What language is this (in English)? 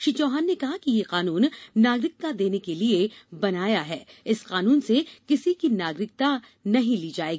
Hindi